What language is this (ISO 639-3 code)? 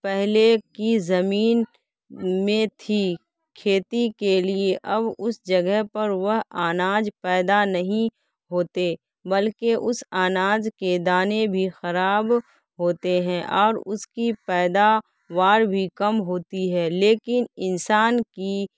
urd